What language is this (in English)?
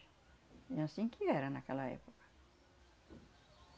Portuguese